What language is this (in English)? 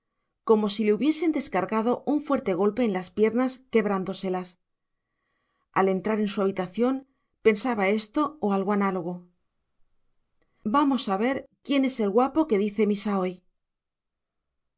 Spanish